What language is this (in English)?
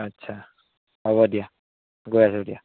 Assamese